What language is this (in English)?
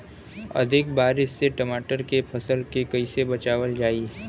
Bhojpuri